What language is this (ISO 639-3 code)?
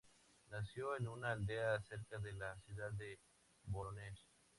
spa